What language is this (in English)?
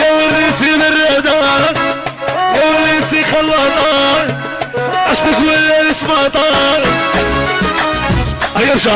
Arabic